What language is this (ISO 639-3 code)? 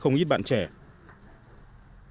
vie